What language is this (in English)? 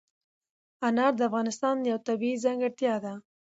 Pashto